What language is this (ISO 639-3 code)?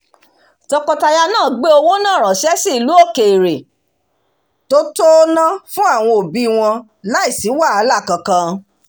yor